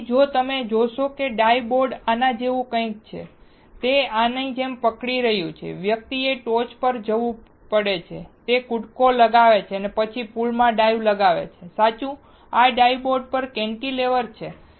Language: Gujarati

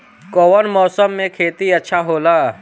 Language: Bhojpuri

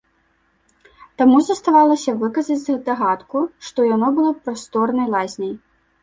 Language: Belarusian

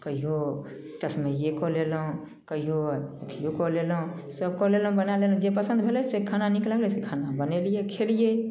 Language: Maithili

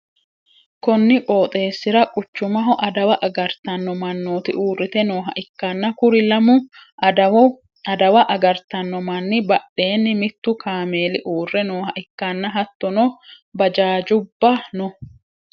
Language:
Sidamo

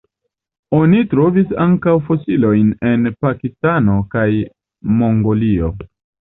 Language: Esperanto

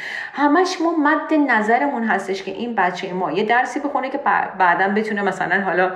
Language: Persian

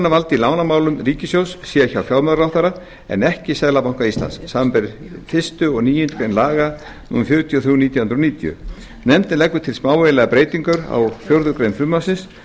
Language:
Icelandic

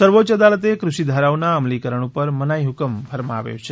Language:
Gujarati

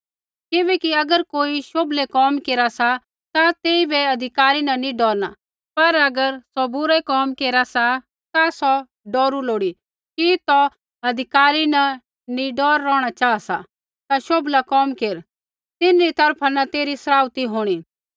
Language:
Kullu Pahari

